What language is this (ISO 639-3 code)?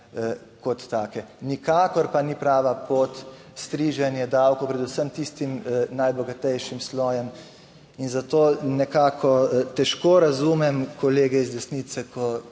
slv